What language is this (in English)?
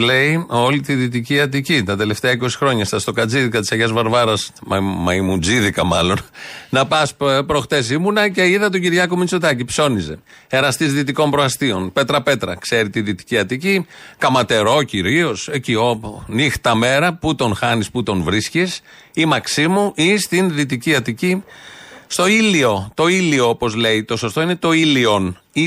Greek